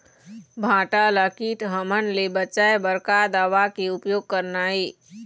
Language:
Chhattisgarhi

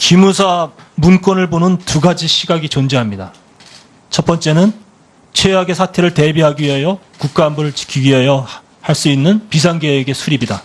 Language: Korean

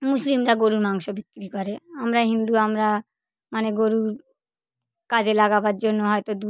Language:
Bangla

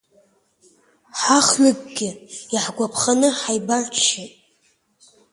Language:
Abkhazian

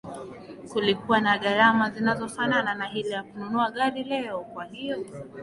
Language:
Swahili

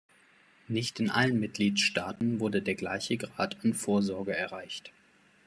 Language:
German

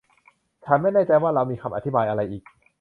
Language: Thai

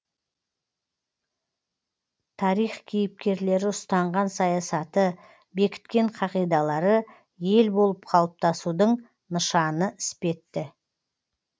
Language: Kazakh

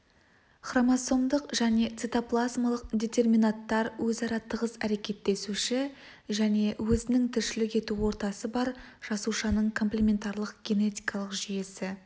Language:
Kazakh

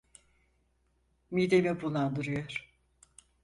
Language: Turkish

